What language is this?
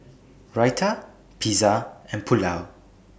English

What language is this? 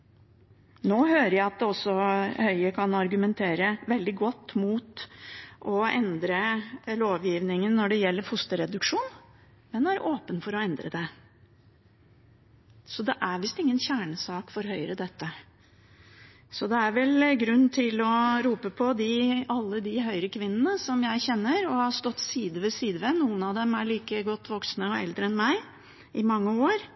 Norwegian Bokmål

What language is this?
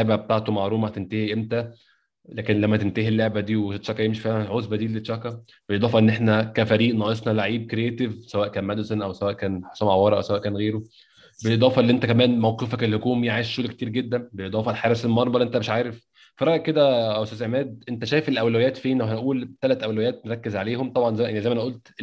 Arabic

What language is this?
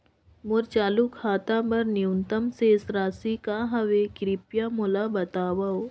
Chhattisgarhi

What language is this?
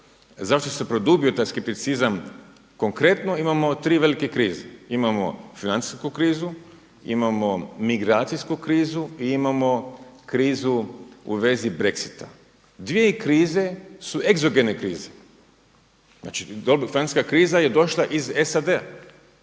Croatian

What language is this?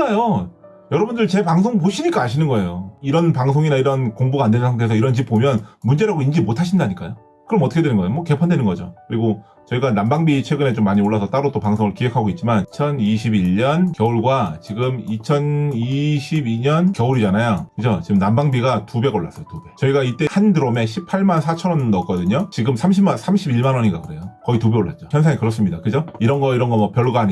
Korean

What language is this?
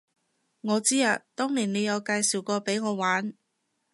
Cantonese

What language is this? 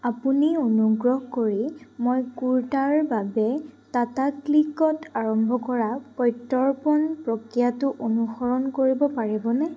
Assamese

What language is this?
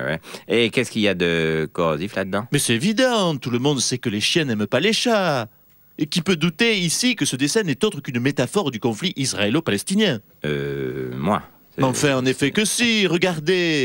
French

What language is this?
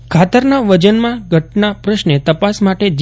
Gujarati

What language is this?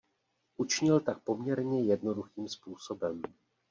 Czech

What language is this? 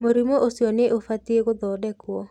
Kikuyu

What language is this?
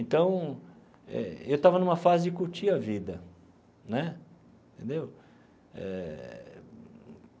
Portuguese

